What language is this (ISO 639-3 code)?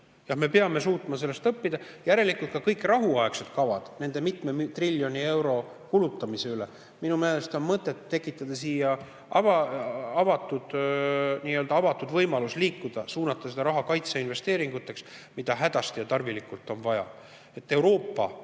est